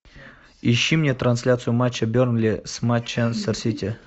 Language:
Russian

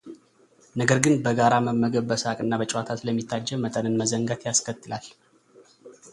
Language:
Amharic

